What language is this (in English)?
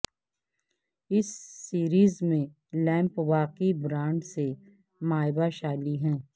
Urdu